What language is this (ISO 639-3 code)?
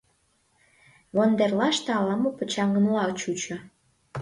chm